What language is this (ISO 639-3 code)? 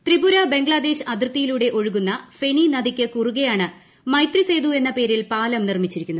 mal